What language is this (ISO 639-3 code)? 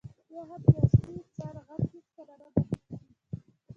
pus